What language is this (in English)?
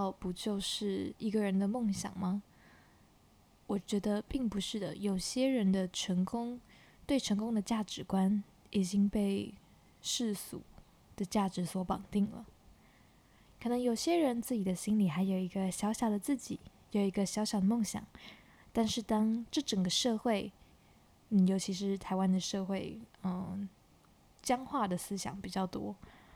Chinese